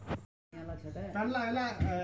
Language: Magahi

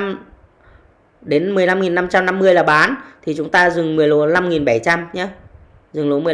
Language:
Vietnamese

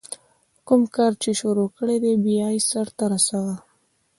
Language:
Pashto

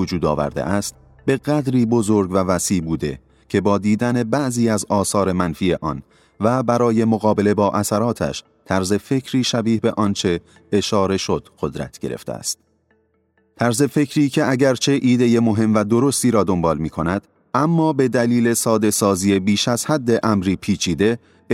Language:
Persian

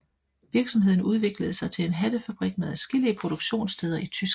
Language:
Danish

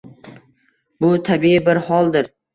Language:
Uzbek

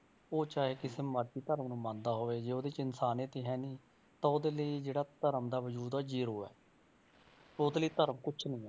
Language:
Punjabi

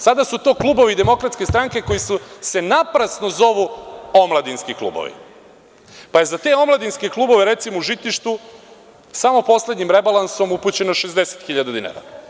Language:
Serbian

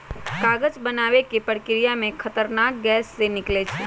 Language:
Magahi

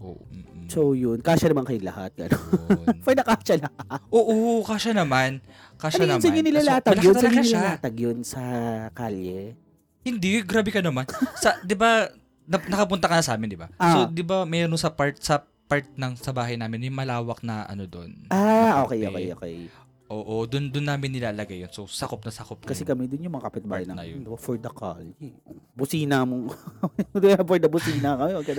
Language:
Filipino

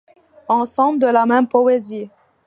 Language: French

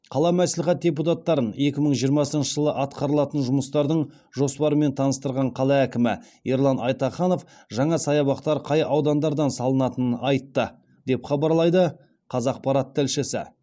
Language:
Kazakh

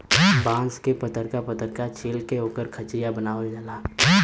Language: Bhojpuri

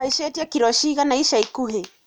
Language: Kikuyu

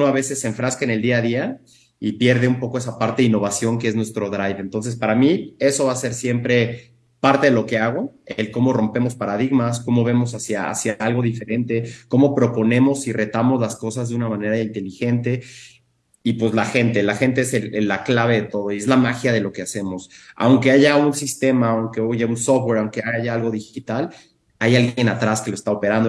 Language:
Spanish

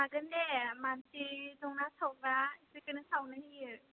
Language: Bodo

